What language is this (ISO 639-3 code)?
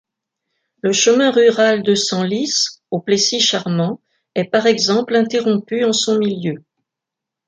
fra